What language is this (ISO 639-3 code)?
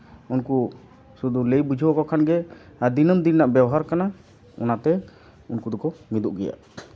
sat